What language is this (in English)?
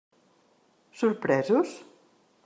Catalan